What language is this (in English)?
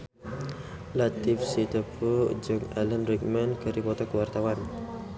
Sundanese